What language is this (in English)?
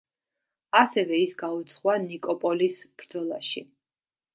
Georgian